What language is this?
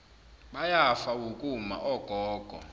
Zulu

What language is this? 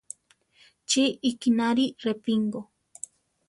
Central Tarahumara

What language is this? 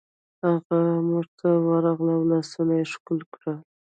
Pashto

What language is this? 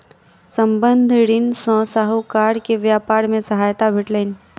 Maithili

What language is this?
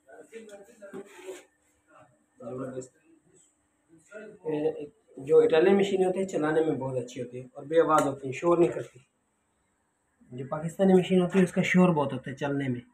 Hindi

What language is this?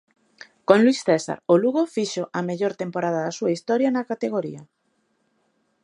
Galician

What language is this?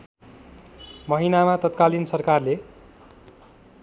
Nepali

